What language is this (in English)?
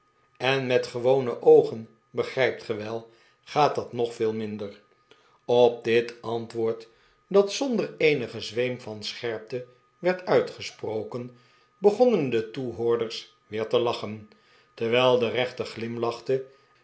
Dutch